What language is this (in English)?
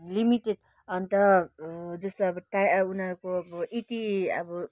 Nepali